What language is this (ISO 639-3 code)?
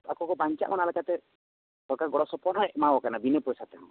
sat